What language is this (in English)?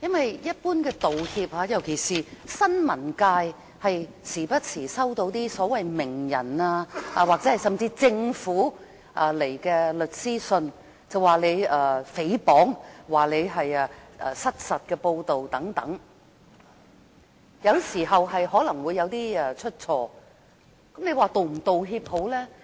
Cantonese